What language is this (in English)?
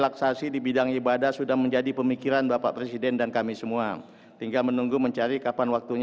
Indonesian